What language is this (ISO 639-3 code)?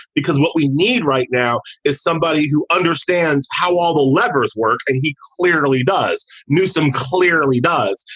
eng